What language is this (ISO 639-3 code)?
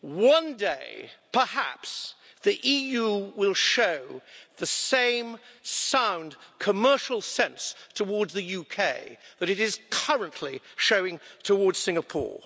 eng